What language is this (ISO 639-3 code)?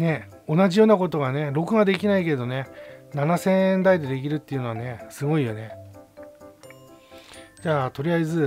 jpn